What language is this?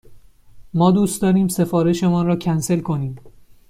Persian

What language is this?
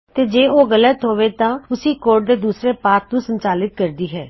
Punjabi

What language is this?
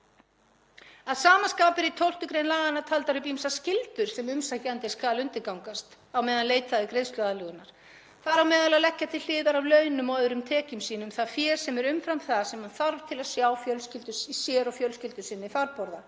Icelandic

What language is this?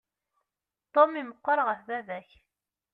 Kabyle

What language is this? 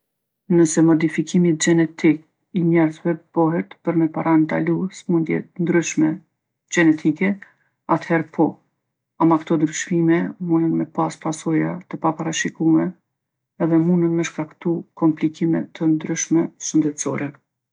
Gheg Albanian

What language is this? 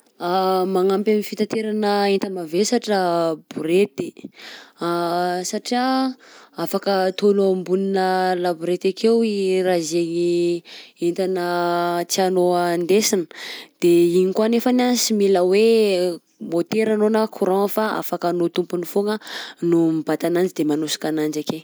Southern Betsimisaraka Malagasy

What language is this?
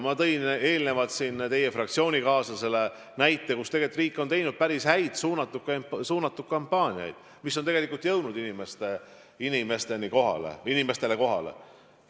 Estonian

